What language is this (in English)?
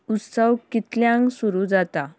Konkani